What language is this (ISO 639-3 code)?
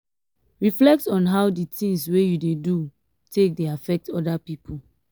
pcm